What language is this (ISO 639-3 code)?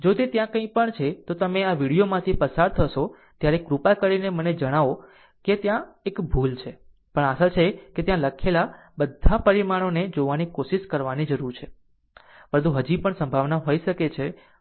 guj